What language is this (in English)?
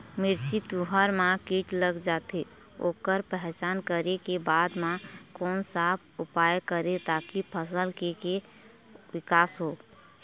Chhattisgarhi